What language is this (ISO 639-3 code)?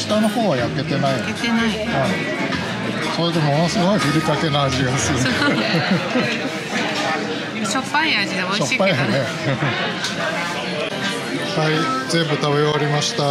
jpn